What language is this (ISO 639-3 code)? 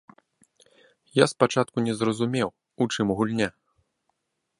bel